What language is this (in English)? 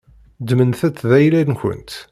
Kabyle